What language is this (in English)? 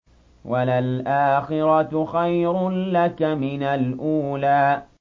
Arabic